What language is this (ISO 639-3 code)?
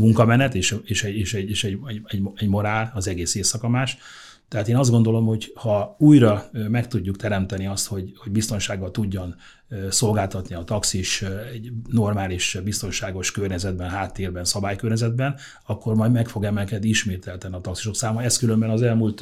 hun